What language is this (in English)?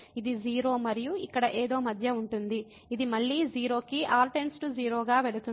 Telugu